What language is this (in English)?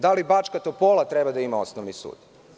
Serbian